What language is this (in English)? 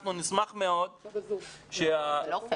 Hebrew